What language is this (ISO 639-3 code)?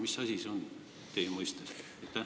est